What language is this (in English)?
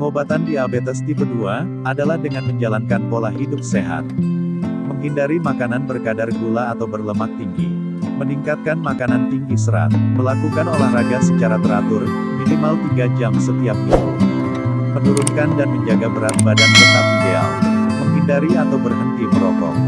Indonesian